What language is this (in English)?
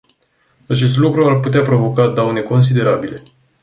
Romanian